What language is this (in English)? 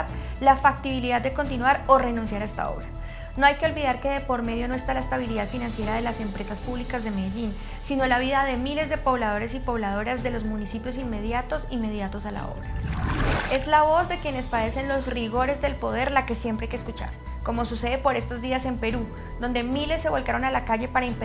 Spanish